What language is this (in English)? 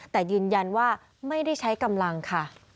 Thai